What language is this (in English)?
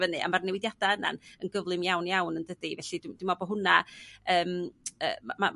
Welsh